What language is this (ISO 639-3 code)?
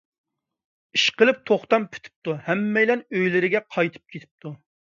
uig